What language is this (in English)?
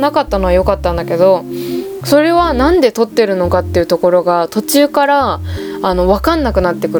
Japanese